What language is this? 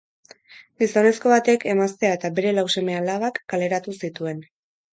Basque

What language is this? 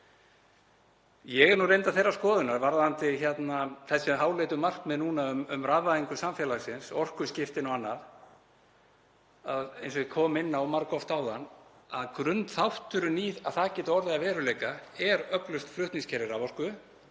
Icelandic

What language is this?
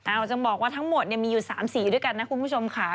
Thai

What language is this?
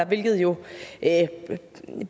Danish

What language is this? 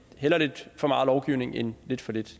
Danish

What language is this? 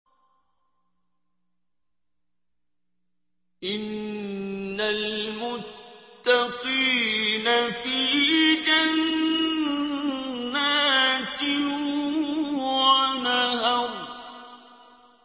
Arabic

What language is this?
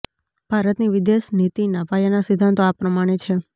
Gujarati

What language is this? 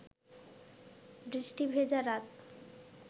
Bangla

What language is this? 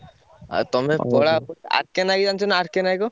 Odia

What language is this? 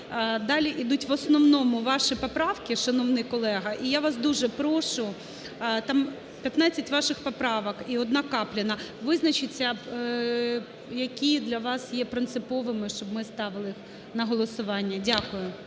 Ukrainian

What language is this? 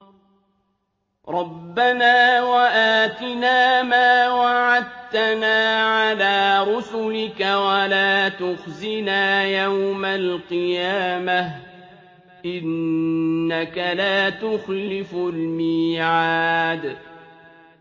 Arabic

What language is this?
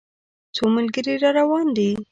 Pashto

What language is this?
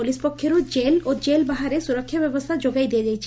Odia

